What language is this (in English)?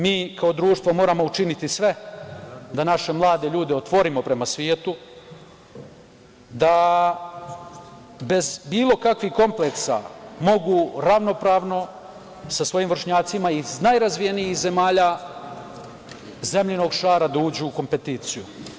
Serbian